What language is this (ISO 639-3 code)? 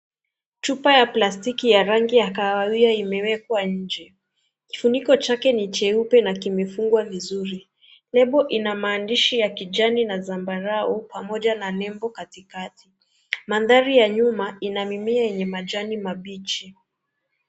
swa